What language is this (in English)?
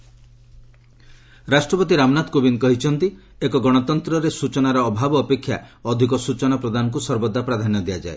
Odia